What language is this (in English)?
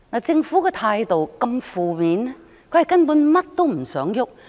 Cantonese